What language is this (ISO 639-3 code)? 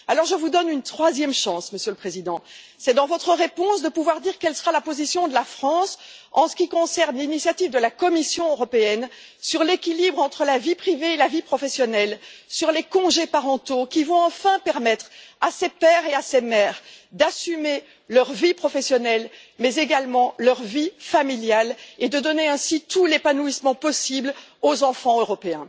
fra